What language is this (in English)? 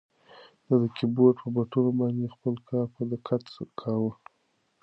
Pashto